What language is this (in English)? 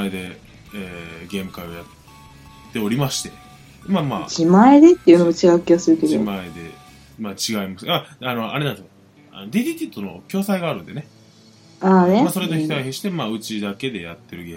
Japanese